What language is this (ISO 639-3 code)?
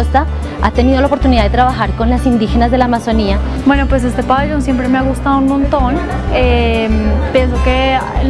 spa